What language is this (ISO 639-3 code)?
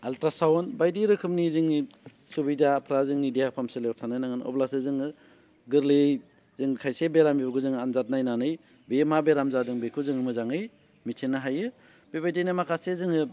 brx